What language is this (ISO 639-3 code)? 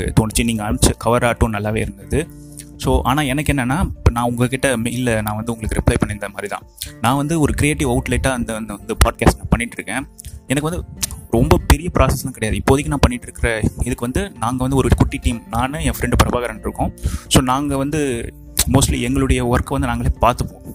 tam